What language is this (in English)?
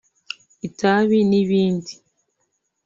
Kinyarwanda